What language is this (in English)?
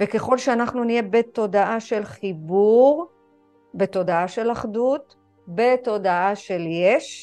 Hebrew